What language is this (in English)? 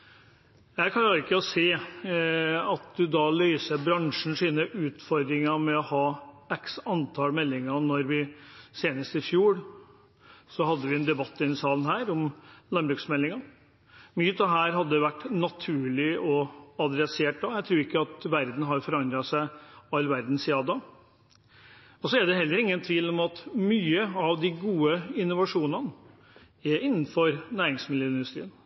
Norwegian Bokmål